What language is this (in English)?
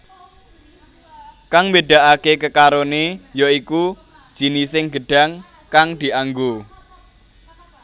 Javanese